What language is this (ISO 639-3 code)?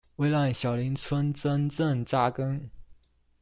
zho